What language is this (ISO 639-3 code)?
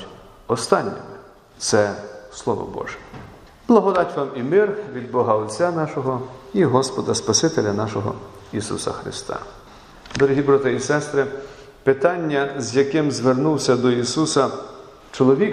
ukr